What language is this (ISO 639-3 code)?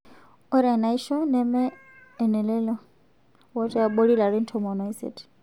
mas